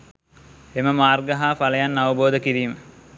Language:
Sinhala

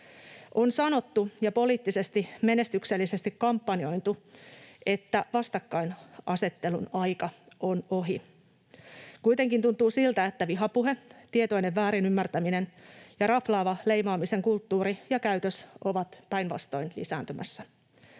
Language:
Finnish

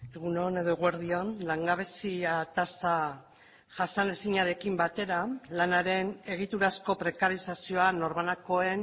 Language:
Basque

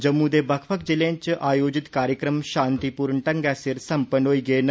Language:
Dogri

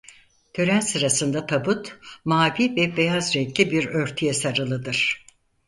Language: Turkish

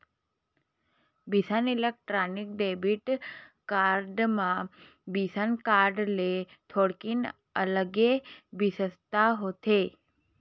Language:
Chhattisgarhi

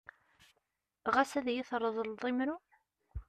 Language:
Kabyle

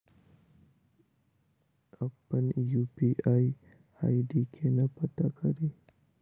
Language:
Maithili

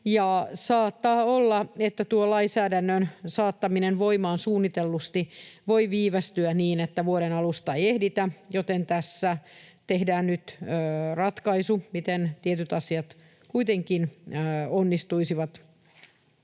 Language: Finnish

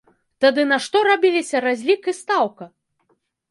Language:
Belarusian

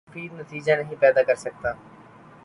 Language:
Urdu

